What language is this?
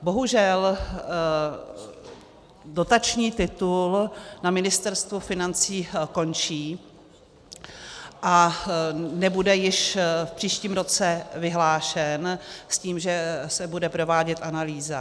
Czech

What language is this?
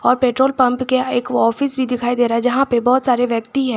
Hindi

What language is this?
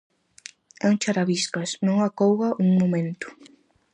Galician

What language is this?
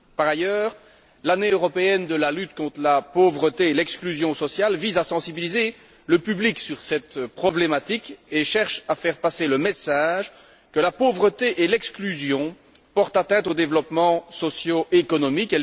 French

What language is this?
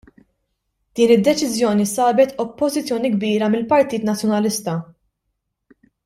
Maltese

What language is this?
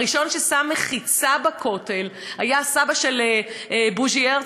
Hebrew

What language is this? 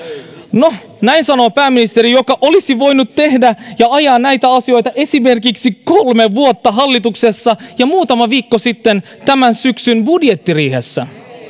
Finnish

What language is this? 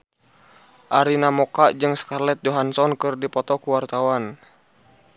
Sundanese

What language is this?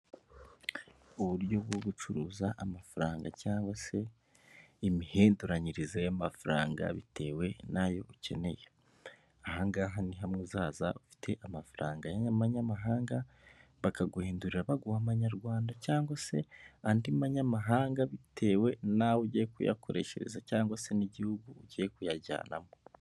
Kinyarwanda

